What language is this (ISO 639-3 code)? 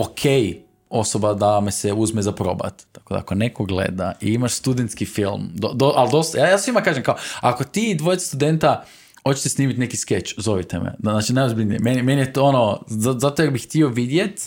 hrv